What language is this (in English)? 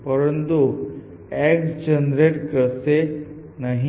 Gujarati